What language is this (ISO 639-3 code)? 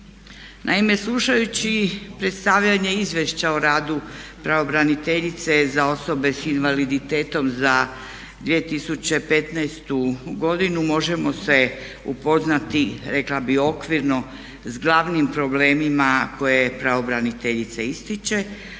hrv